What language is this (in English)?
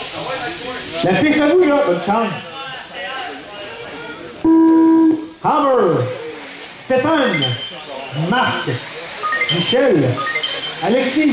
French